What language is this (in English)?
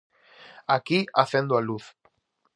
Galician